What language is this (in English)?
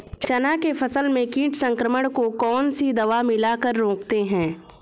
Hindi